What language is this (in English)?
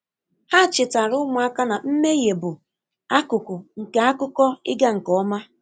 Igbo